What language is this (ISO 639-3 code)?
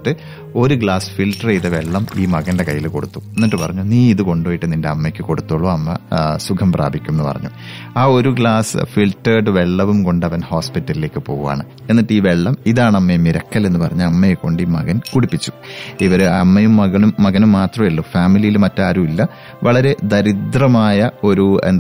mal